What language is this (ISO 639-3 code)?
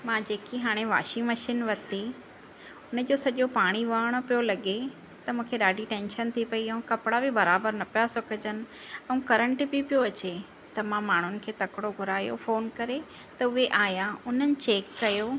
snd